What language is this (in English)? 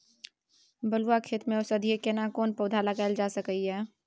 Maithili